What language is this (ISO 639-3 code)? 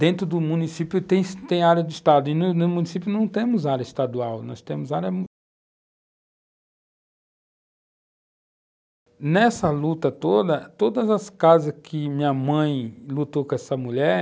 por